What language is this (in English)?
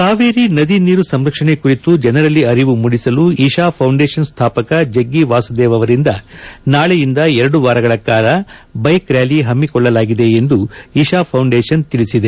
Kannada